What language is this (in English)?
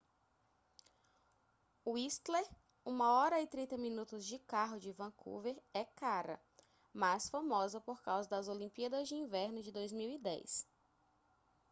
Portuguese